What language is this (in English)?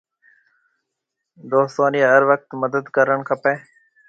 Marwari (Pakistan)